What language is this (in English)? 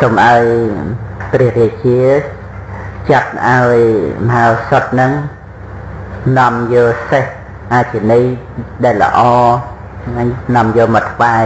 Vietnamese